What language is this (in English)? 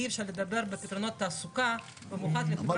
Hebrew